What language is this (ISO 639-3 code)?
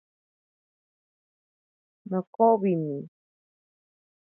prq